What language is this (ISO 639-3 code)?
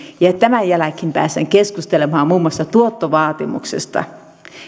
fin